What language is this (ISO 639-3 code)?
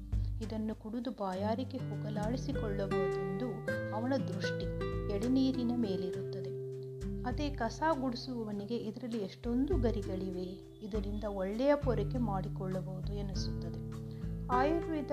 kan